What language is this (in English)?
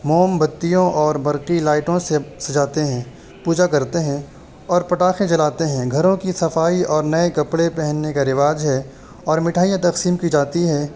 Urdu